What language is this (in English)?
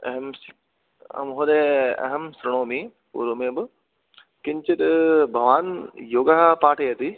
Sanskrit